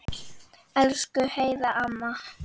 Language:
Icelandic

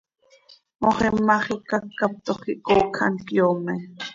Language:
Seri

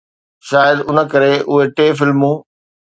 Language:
Sindhi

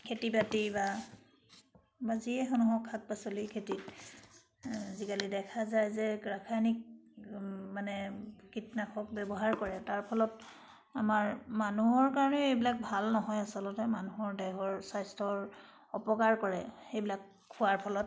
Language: Assamese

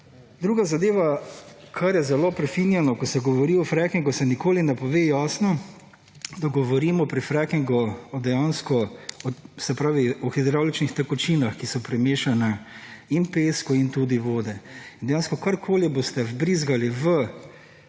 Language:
Slovenian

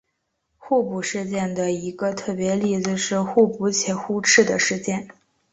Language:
Chinese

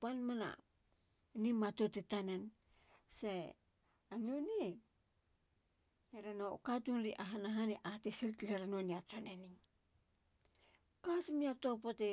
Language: Halia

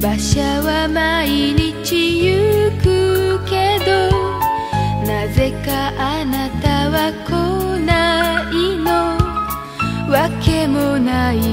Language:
Japanese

